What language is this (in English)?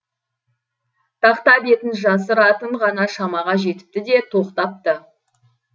Kazakh